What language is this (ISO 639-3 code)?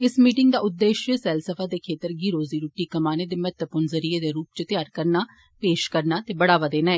doi